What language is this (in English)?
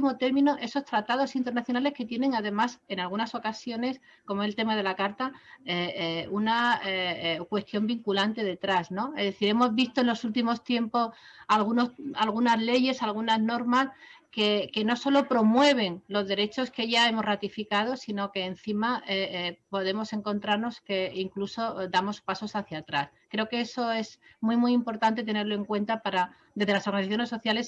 Spanish